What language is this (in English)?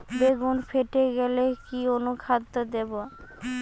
Bangla